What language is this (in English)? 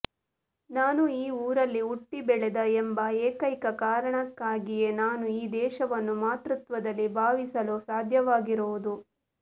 Kannada